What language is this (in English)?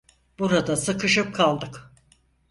Turkish